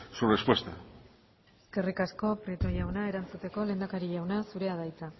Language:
Basque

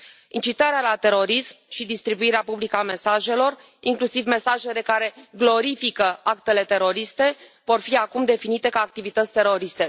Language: Romanian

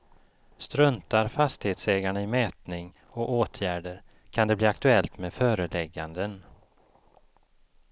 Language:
Swedish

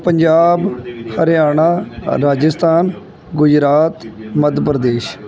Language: Punjabi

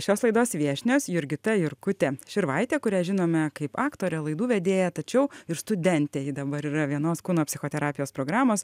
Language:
Lithuanian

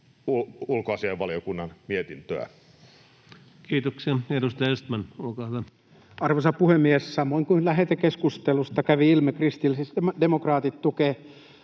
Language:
Finnish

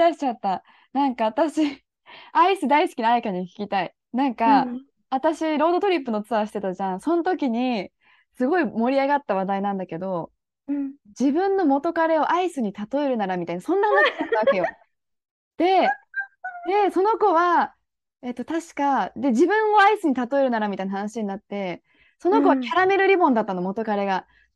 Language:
Japanese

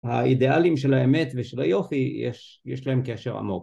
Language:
Hebrew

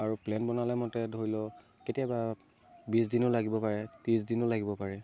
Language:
Assamese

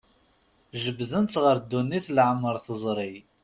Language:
Kabyle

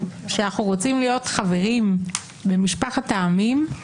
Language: Hebrew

